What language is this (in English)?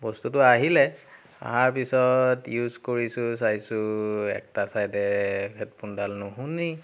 Assamese